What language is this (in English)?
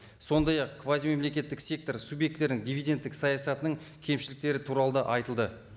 Kazakh